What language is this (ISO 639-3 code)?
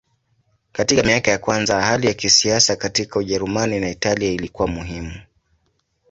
swa